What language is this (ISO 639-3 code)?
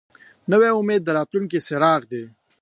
pus